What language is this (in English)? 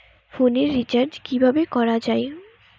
Bangla